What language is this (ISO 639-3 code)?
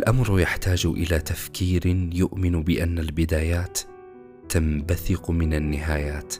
ara